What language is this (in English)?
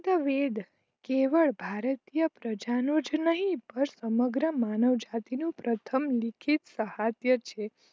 Gujarati